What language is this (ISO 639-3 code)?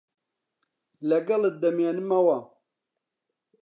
ckb